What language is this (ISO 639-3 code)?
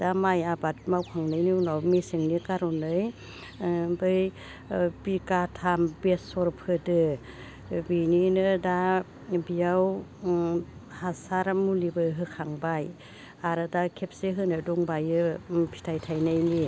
brx